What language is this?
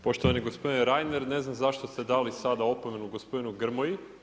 Croatian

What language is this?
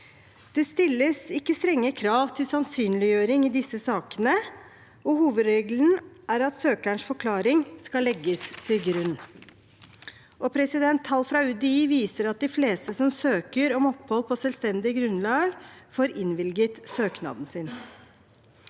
Norwegian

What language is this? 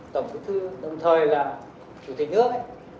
Vietnamese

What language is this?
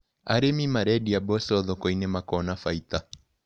Kikuyu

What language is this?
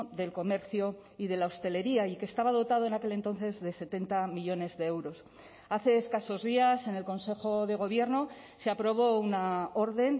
Spanish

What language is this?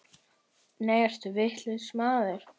Icelandic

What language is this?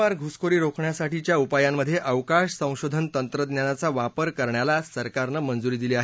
Marathi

